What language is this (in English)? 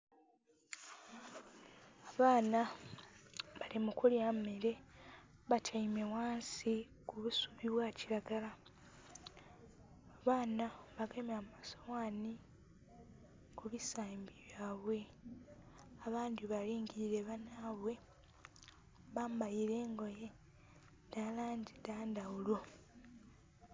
Soga